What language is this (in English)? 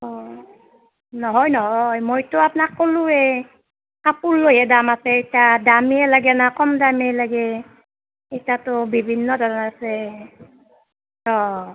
Assamese